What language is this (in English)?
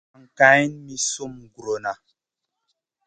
Masana